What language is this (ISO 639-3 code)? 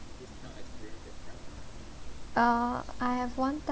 eng